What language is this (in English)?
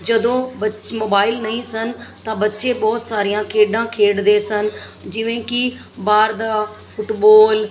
Punjabi